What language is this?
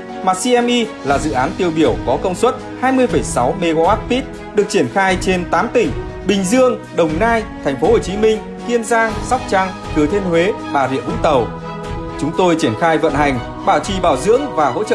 Vietnamese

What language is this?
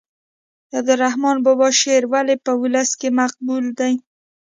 Pashto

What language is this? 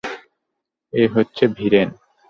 Bangla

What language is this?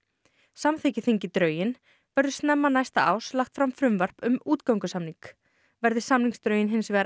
Icelandic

